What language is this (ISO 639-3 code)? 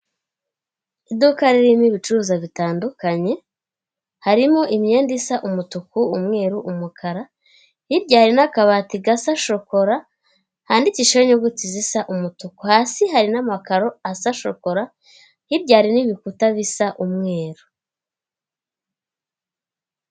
kin